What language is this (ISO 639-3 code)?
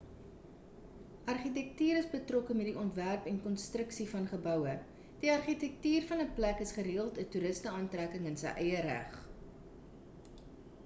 afr